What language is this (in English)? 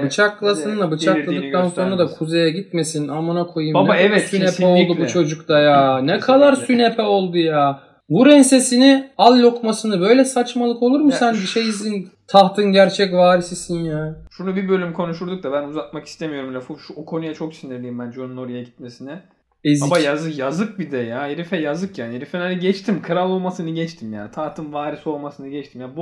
Turkish